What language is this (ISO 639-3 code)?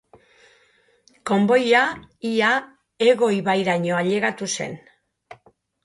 eus